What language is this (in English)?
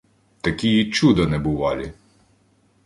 Ukrainian